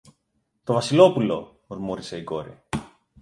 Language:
Greek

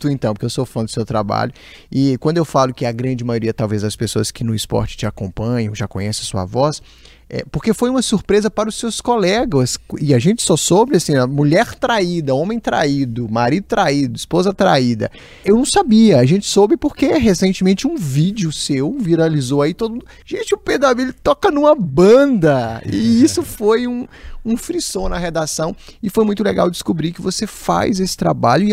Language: Portuguese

